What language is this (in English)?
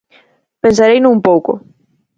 Galician